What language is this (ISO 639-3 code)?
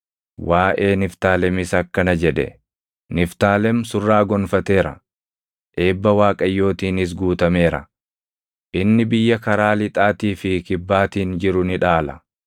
orm